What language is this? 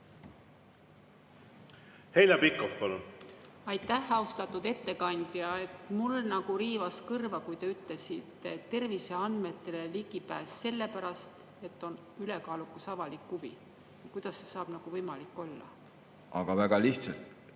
Estonian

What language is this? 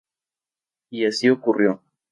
Spanish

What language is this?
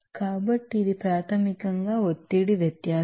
Telugu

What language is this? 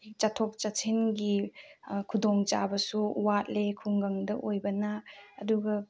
Manipuri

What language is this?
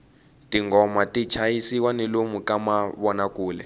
Tsonga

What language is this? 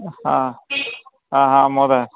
Sanskrit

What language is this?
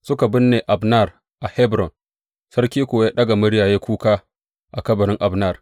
Hausa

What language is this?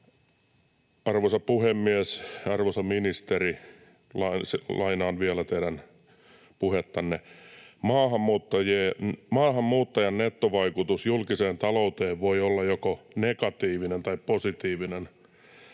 Finnish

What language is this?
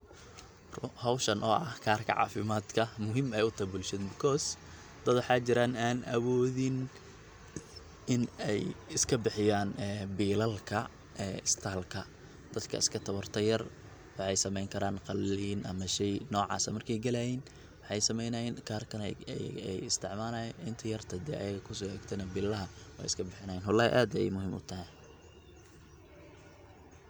Somali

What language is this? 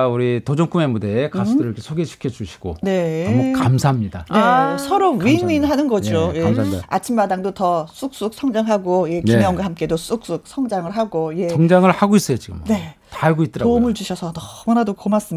Korean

